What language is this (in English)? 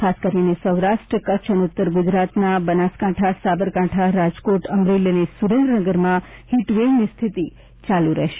Gujarati